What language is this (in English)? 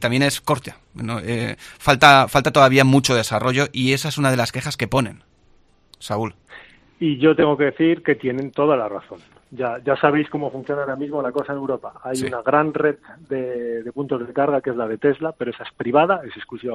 Spanish